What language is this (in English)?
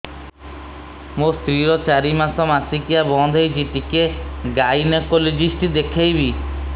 Odia